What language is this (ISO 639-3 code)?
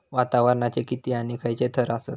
mar